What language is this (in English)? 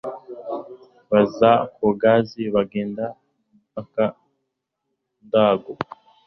Kinyarwanda